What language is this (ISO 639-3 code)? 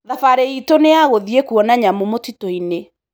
kik